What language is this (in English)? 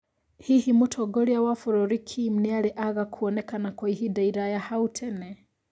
Kikuyu